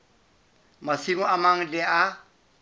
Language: Southern Sotho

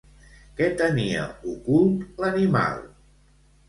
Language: Catalan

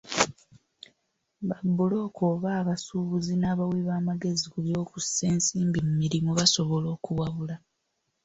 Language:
Ganda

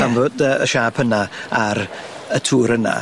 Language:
Welsh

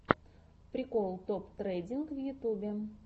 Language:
Russian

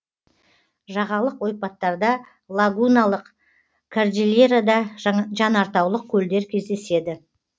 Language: Kazakh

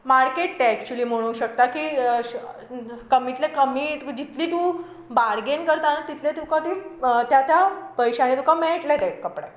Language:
Konkani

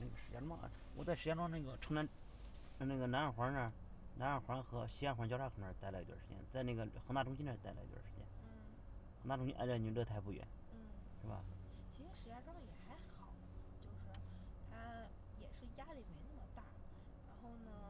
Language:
Chinese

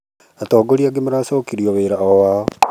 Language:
Kikuyu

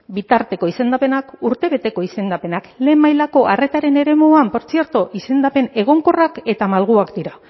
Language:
Basque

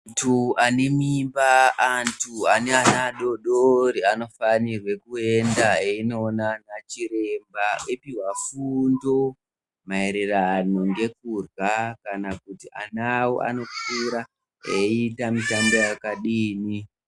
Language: Ndau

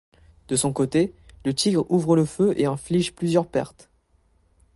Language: French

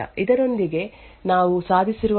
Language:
Kannada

